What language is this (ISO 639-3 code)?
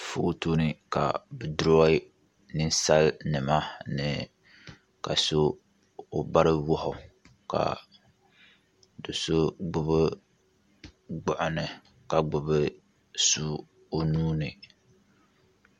dag